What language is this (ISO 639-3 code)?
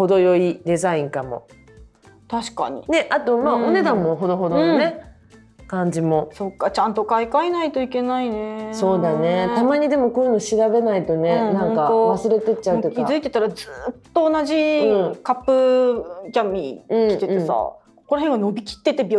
jpn